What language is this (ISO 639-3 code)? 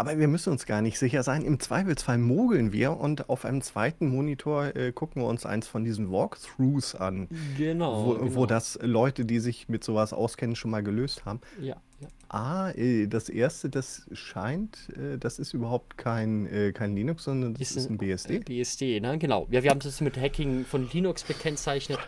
deu